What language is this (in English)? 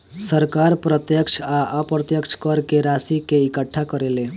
Bhojpuri